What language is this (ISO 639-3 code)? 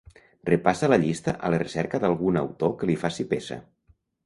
cat